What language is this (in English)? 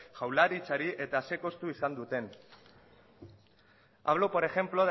Basque